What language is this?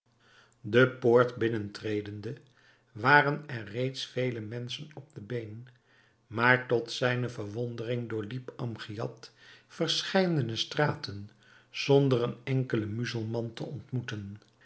Dutch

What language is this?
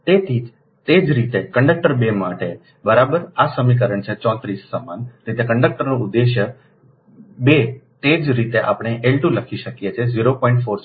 Gujarati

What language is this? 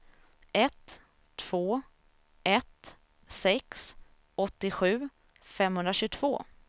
Swedish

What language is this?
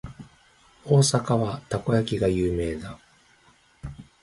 Japanese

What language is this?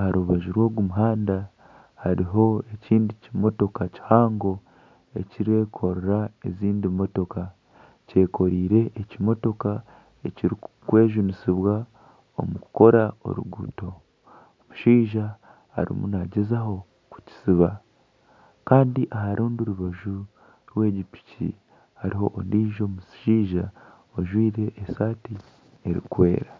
Nyankole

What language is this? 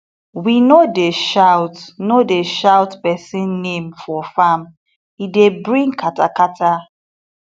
Nigerian Pidgin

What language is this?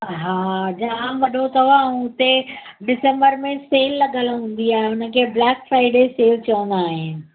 Sindhi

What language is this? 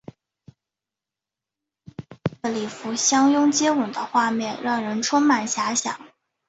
Chinese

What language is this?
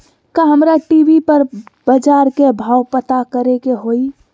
Magahi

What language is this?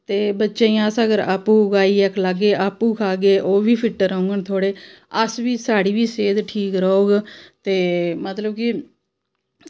Dogri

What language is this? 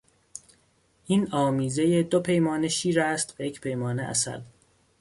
Persian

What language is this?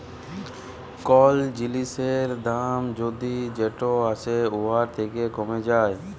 Bangla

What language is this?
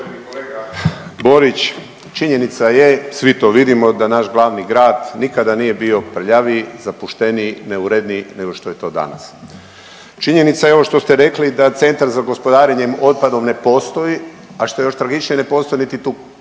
Croatian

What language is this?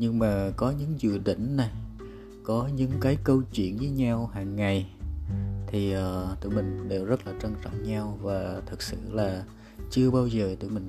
Vietnamese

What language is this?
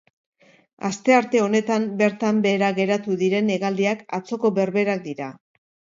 Basque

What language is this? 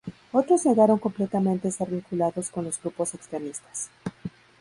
Spanish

